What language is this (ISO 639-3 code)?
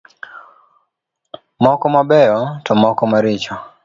luo